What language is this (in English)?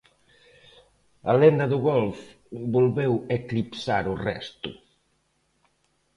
Galician